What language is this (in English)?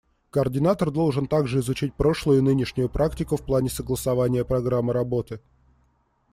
Russian